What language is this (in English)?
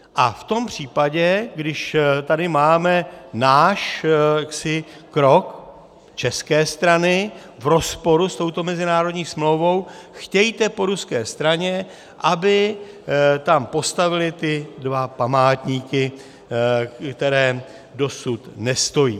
Czech